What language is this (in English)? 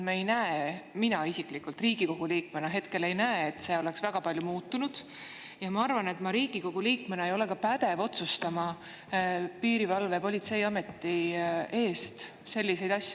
Estonian